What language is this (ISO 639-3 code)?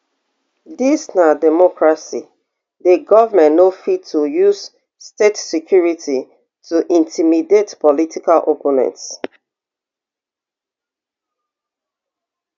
pcm